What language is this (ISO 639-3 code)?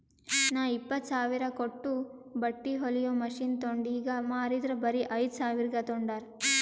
kan